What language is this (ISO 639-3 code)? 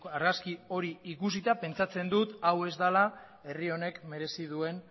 eus